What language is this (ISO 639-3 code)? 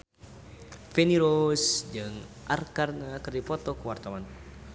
sun